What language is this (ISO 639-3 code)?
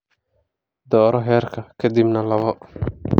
som